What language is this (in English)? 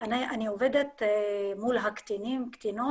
Hebrew